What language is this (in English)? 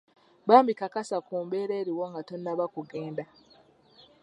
Ganda